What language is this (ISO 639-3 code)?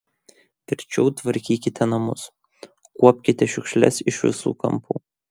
lit